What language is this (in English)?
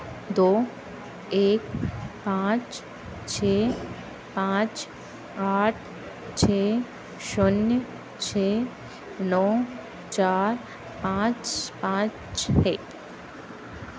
Hindi